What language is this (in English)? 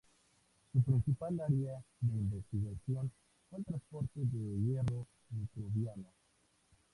Spanish